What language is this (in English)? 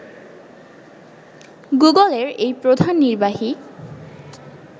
Bangla